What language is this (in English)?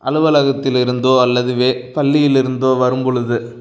Tamil